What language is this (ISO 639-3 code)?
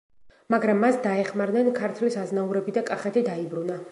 kat